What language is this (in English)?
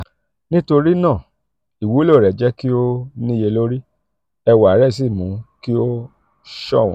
Yoruba